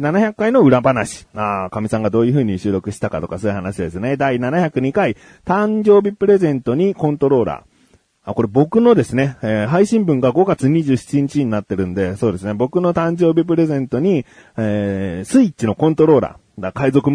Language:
Japanese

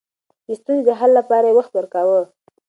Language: Pashto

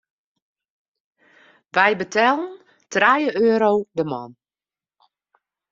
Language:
Western Frisian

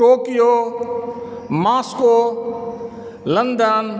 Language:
Maithili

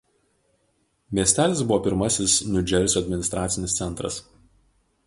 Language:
Lithuanian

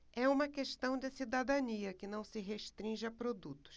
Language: Portuguese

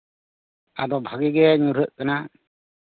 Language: Santali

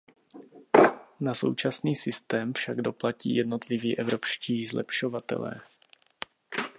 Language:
Czech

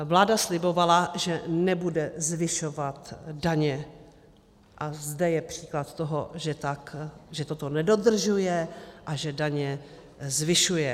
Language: Czech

